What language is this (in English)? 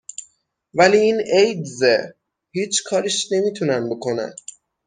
Persian